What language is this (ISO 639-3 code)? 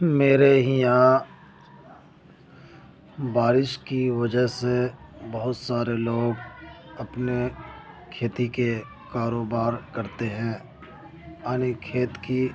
urd